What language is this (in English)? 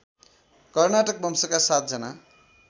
Nepali